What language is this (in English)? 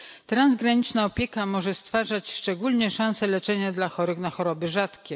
Polish